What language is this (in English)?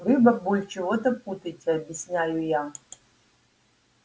Russian